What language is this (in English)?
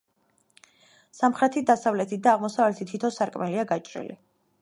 Georgian